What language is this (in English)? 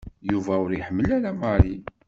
Kabyle